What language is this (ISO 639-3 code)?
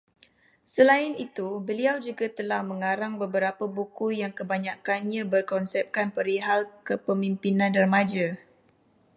msa